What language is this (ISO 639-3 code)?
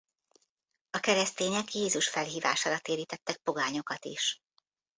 hun